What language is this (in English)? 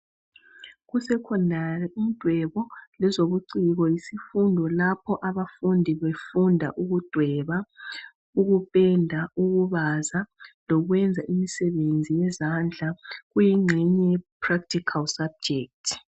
North Ndebele